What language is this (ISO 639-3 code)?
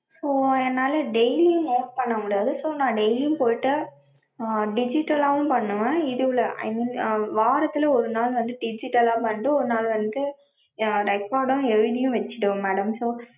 tam